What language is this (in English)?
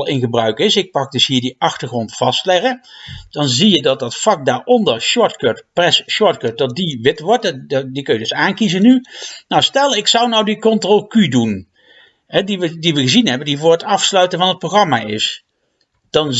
Dutch